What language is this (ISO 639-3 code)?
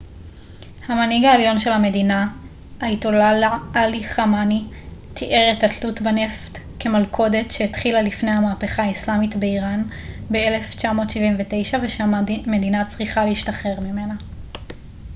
heb